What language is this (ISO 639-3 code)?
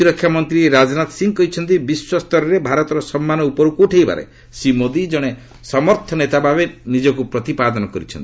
ori